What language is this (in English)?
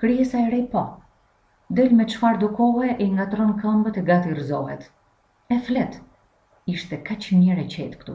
Romanian